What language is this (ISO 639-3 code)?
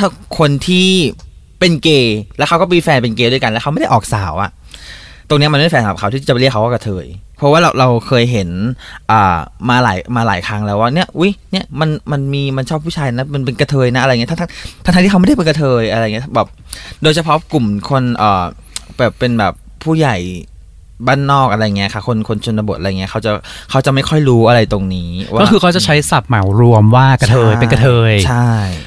tha